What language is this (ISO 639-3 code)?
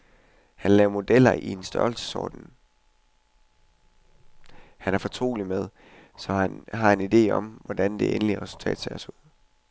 dan